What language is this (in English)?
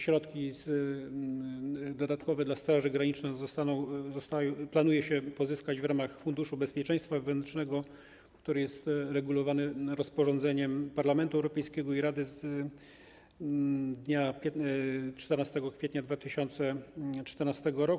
Polish